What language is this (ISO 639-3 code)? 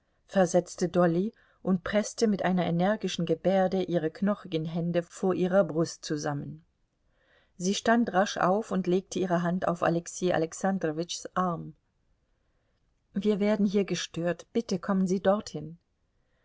deu